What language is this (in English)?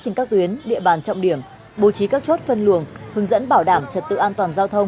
Vietnamese